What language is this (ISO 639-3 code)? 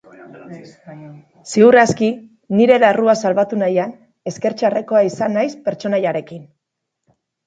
eus